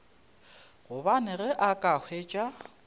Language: Northern Sotho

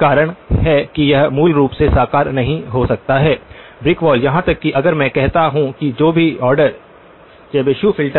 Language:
Hindi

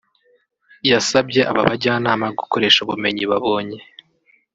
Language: Kinyarwanda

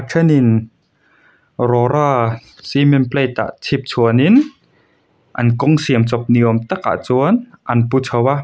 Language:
Mizo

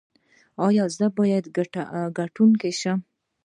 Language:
Pashto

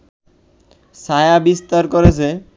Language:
Bangla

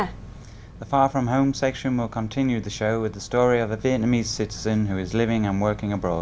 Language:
Vietnamese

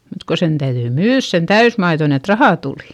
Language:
Finnish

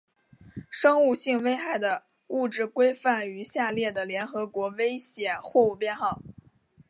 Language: Chinese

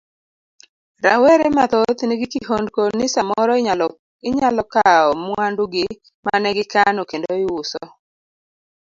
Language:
Luo (Kenya and Tanzania)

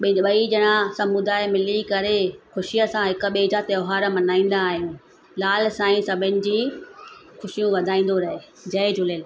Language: Sindhi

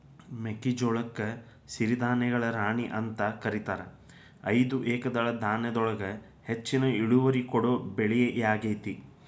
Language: Kannada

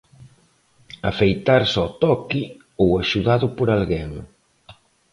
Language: Galician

